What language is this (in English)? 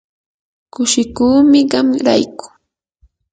Yanahuanca Pasco Quechua